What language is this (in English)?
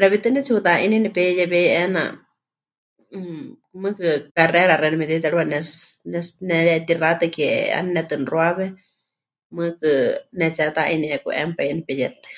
Huichol